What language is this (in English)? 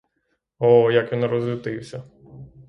Ukrainian